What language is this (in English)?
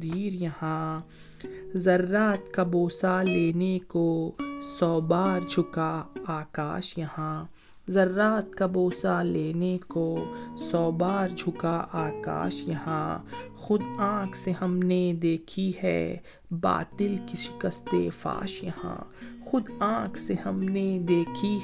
Urdu